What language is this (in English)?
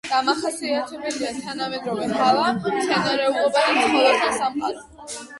Georgian